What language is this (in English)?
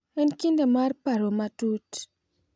Luo (Kenya and Tanzania)